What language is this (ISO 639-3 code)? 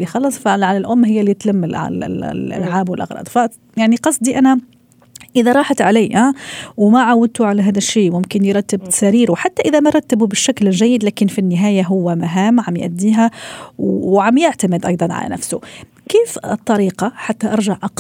ara